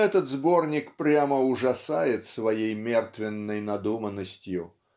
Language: Russian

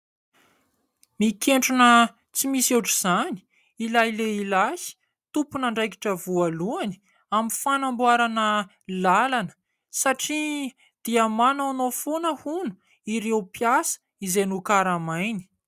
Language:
Malagasy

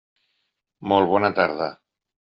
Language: Catalan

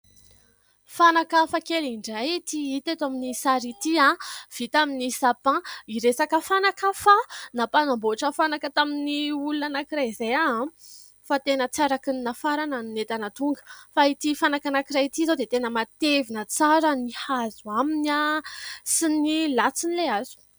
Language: Malagasy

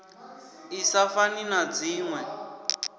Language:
Venda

